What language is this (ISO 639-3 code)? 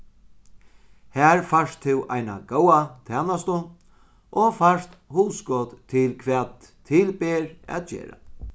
fao